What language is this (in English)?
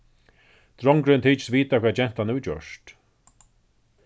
Faroese